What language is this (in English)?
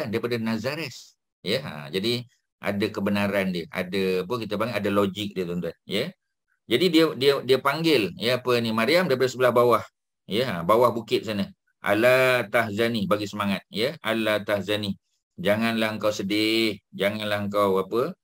Malay